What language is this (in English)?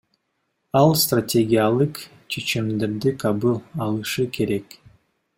Kyrgyz